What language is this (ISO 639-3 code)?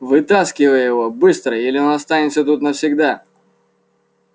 rus